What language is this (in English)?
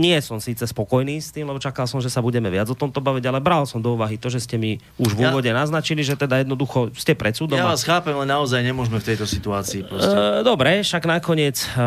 Slovak